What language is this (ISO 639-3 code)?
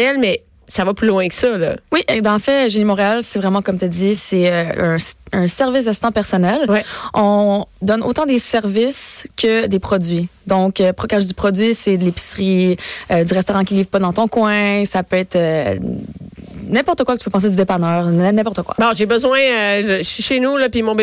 fra